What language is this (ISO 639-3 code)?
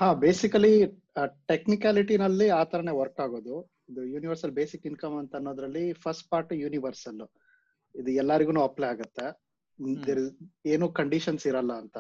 kan